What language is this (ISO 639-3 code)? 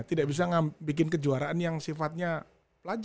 ind